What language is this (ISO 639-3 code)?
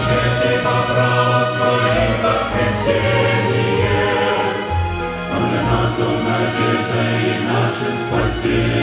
ron